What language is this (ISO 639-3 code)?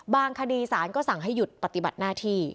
tha